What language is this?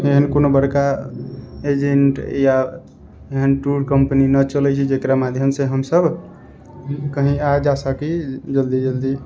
Maithili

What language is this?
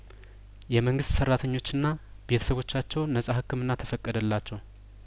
Amharic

